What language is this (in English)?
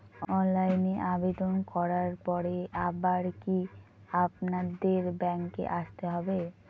Bangla